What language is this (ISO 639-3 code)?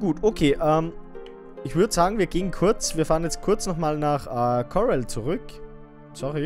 deu